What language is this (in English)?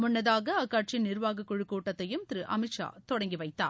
Tamil